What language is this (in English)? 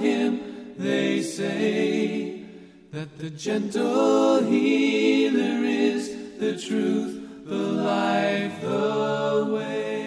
Dutch